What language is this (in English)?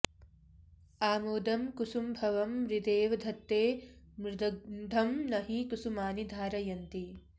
Sanskrit